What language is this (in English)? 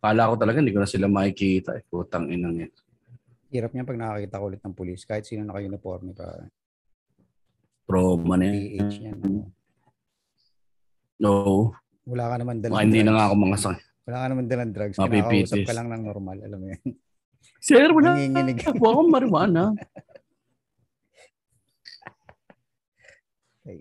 Filipino